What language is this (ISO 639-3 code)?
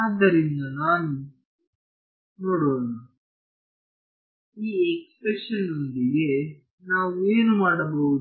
kan